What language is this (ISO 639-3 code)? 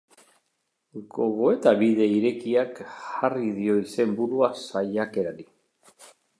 eus